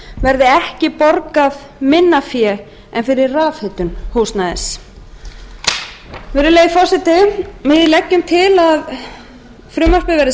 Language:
Icelandic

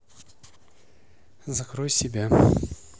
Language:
Russian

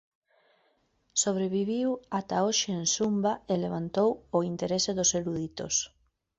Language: Galician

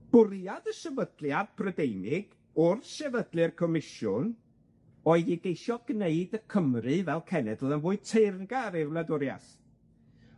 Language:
Welsh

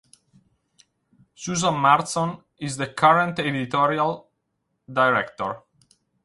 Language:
Italian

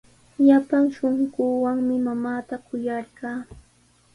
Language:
Sihuas Ancash Quechua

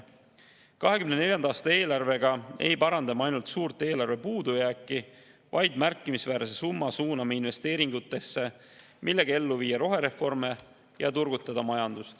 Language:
Estonian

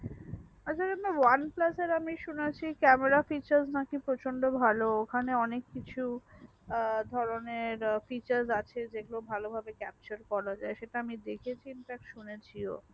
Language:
Bangla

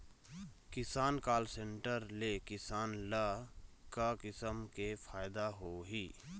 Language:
Chhattisgarhi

